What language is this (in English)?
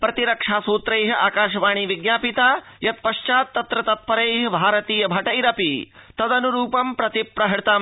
Sanskrit